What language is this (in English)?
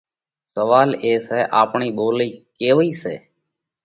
Parkari Koli